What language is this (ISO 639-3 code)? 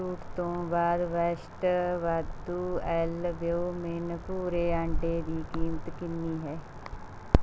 pan